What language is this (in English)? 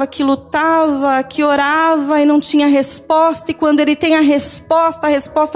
Portuguese